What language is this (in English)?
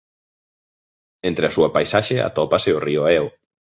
Galician